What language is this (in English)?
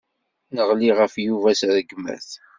Kabyle